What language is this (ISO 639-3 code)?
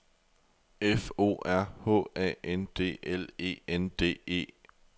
dan